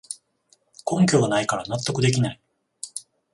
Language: Japanese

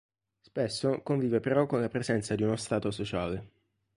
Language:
Italian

